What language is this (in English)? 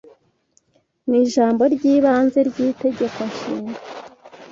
Kinyarwanda